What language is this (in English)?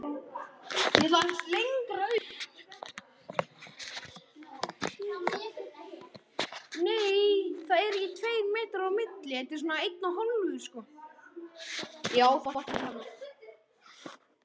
Icelandic